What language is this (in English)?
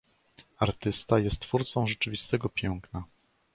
Polish